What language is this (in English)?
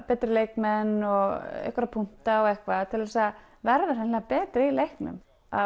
Icelandic